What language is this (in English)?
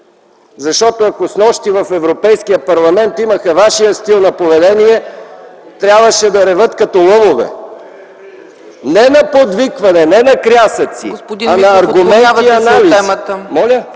Bulgarian